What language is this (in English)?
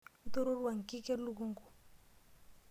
Masai